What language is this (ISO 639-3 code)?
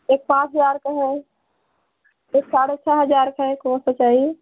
hin